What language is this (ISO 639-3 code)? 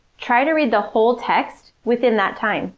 eng